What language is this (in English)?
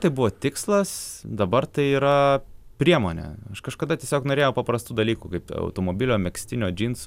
Lithuanian